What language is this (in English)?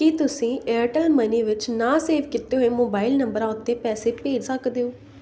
Punjabi